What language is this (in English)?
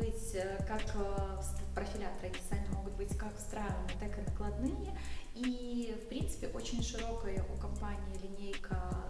Russian